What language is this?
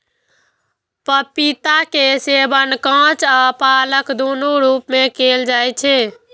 Maithili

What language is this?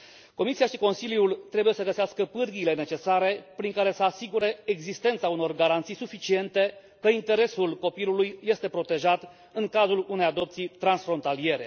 Romanian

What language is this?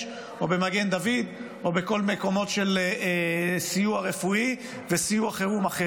Hebrew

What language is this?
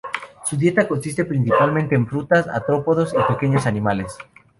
Spanish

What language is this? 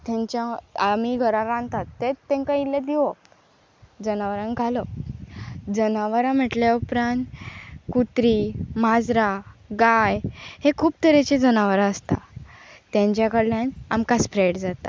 Konkani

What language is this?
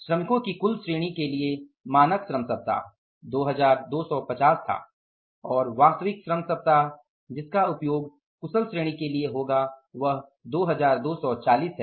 Hindi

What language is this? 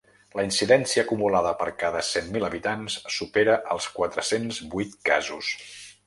Catalan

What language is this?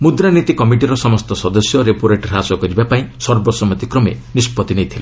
Odia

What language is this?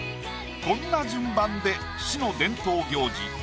Japanese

